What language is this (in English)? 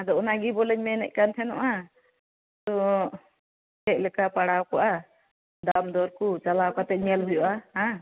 Santali